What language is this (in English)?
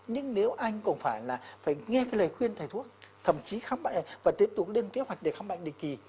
Vietnamese